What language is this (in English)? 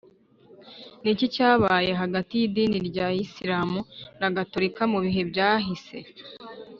Kinyarwanda